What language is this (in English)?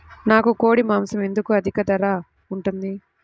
Telugu